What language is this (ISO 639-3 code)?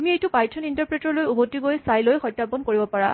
asm